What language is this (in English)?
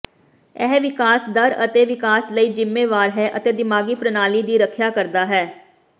Punjabi